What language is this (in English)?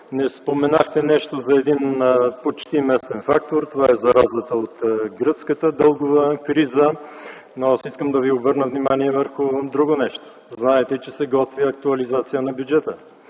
Bulgarian